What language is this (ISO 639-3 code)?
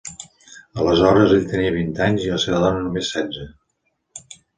cat